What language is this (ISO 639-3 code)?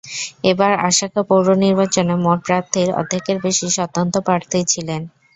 ben